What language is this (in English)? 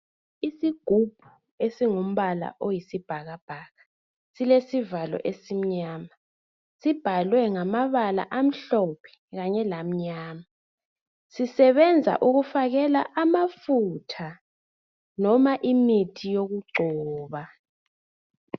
North Ndebele